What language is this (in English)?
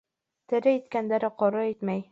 Bashkir